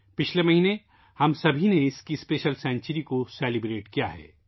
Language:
Urdu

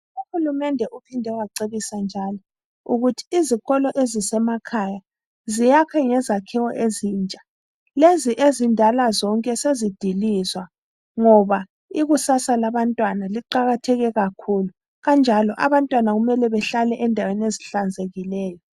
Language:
North Ndebele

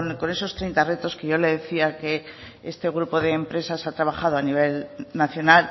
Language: Spanish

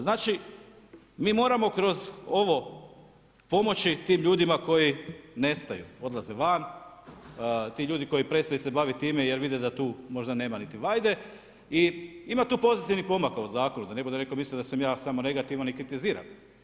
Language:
Croatian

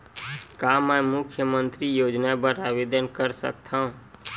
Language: Chhattisgarhi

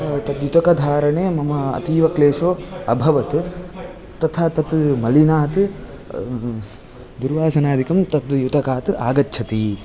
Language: Sanskrit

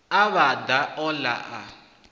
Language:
Venda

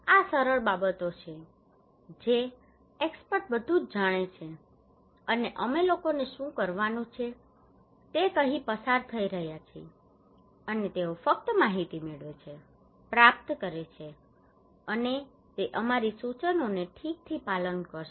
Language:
Gujarati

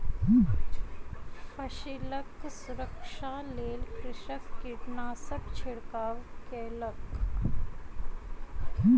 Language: Maithili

